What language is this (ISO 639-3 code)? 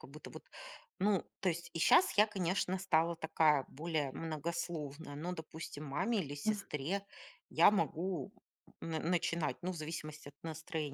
rus